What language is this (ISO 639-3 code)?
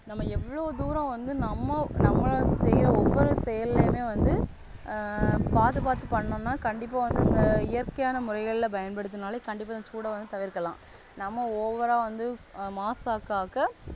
tam